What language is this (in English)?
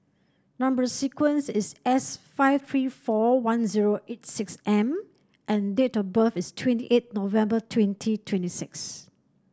English